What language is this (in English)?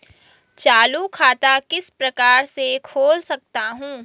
Hindi